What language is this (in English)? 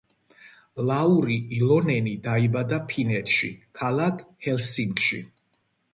Georgian